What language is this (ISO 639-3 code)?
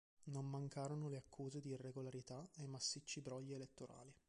ita